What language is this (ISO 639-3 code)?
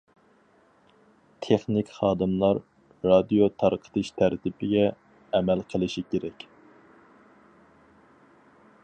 uig